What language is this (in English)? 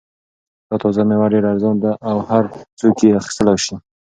Pashto